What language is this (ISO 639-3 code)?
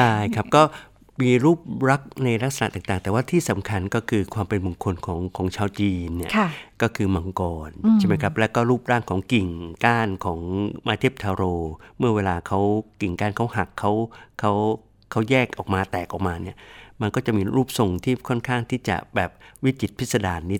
tha